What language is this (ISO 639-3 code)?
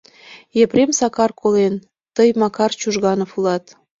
chm